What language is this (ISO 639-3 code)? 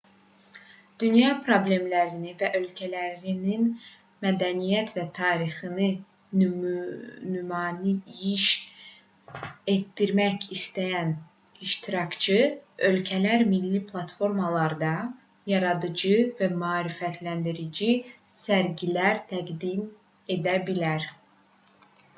aze